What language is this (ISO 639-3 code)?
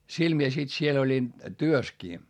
fin